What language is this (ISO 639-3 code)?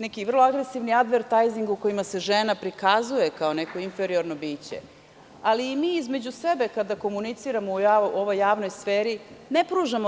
srp